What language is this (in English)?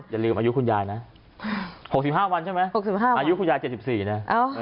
Thai